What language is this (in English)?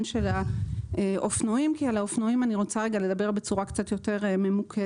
Hebrew